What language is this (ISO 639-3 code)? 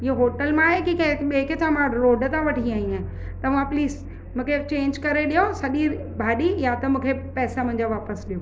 snd